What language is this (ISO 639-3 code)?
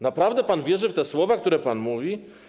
pol